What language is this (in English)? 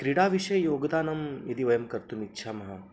Sanskrit